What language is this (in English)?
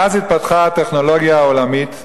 Hebrew